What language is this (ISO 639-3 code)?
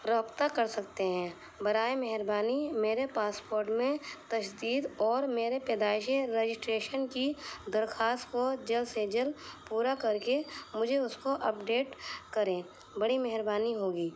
urd